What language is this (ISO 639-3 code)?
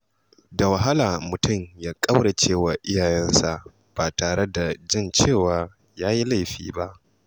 hau